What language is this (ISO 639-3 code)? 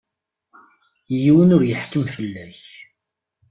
kab